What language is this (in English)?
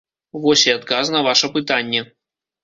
Belarusian